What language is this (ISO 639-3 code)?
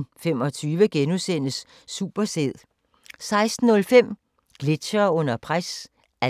dan